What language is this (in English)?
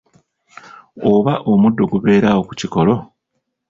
Ganda